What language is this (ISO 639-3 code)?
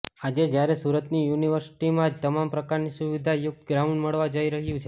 guj